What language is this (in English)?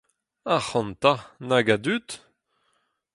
Breton